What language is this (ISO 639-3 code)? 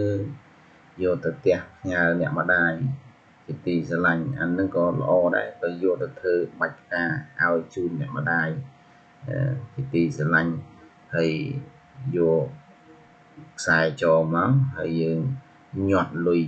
vie